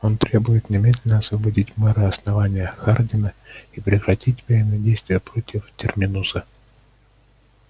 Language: Russian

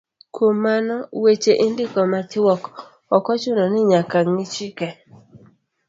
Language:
Luo (Kenya and Tanzania)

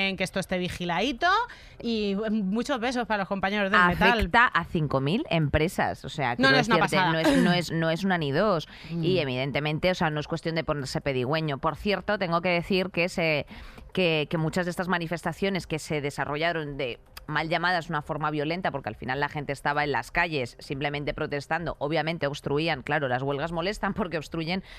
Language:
Spanish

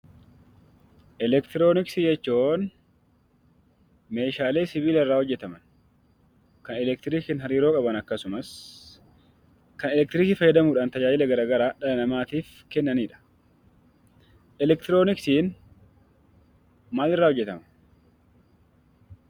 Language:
Oromo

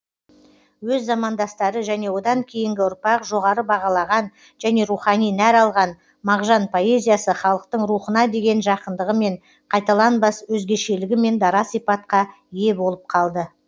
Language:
Kazakh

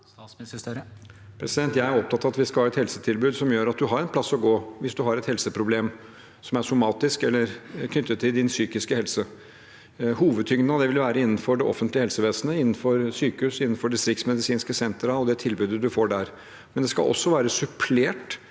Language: Norwegian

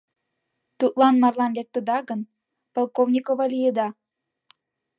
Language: Mari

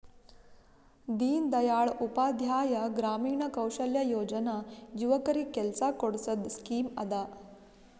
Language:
Kannada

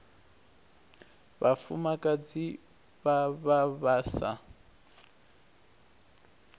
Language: Venda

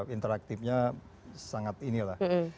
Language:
Indonesian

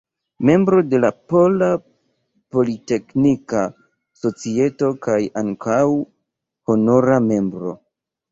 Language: Esperanto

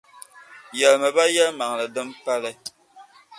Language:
Dagbani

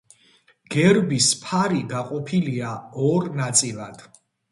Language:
Georgian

